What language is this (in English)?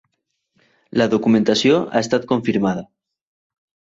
Catalan